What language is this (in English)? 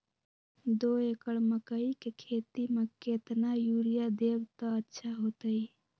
Magahi